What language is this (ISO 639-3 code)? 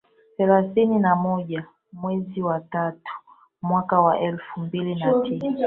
swa